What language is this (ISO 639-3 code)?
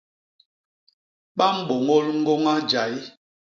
bas